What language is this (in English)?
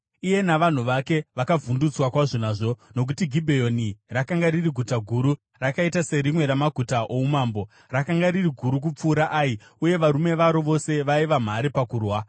Shona